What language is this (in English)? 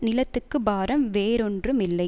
Tamil